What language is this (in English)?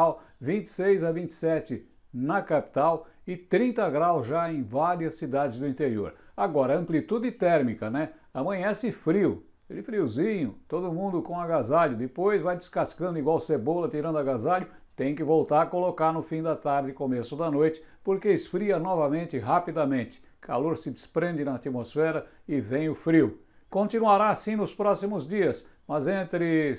Portuguese